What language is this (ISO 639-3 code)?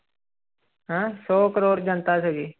pan